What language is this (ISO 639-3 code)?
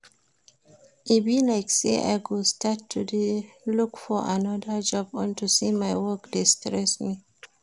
pcm